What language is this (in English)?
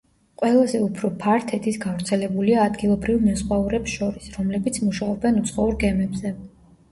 Georgian